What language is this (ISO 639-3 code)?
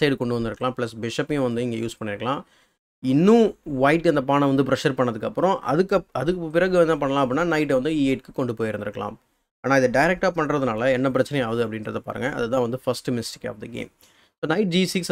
eng